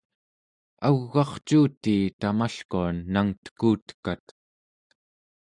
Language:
Central Yupik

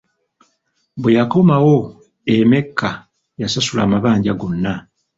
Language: Ganda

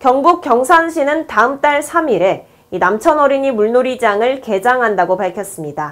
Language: Korean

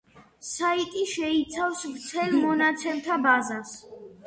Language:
Georgian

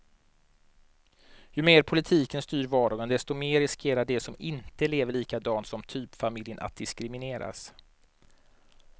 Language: Swedish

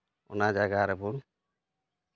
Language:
Santali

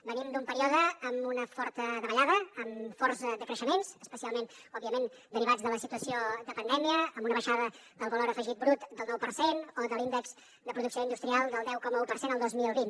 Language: Catalan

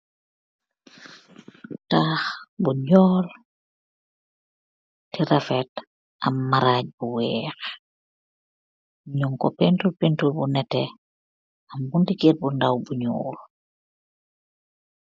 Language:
Wolof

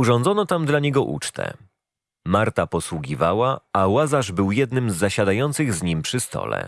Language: Polish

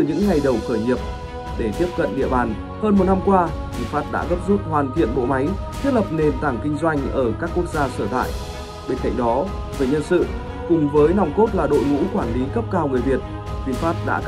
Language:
Vietnamese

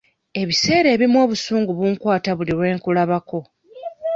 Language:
Ganda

